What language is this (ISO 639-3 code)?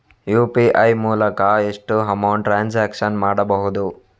kan